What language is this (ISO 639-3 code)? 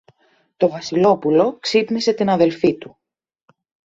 ell